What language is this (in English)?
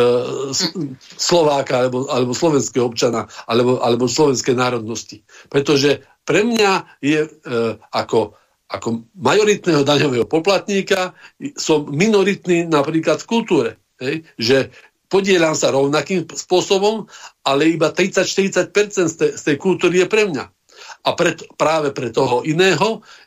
Slovak